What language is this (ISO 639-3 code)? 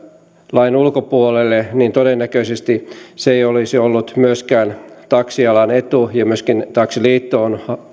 fin